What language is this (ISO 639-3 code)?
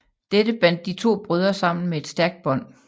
dan